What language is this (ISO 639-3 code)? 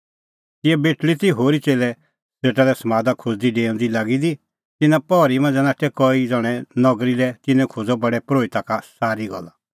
kfx